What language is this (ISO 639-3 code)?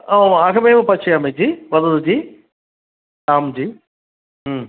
san